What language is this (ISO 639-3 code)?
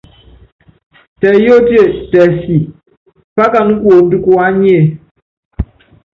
yav